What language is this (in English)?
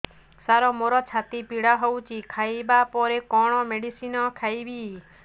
Odia